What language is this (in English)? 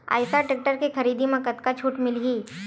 Chhattisgarhi